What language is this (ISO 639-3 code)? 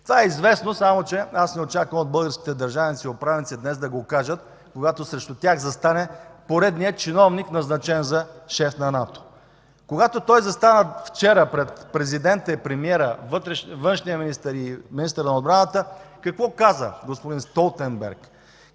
bul